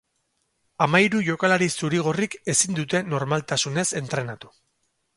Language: Basque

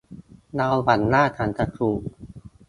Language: Thai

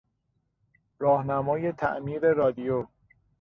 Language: Persian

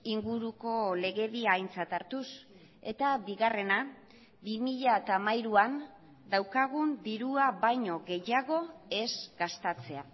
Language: Basque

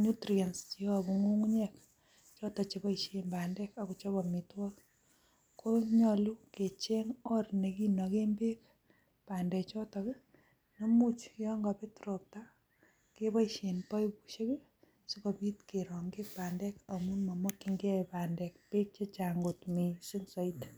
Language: Kalenjin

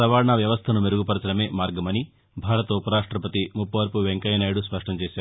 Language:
Telugu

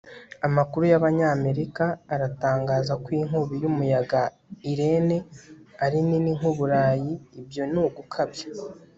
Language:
Kinyarwanda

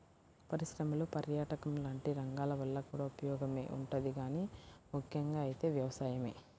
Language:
Telugu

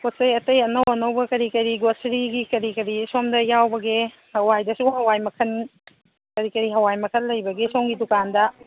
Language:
Manipuri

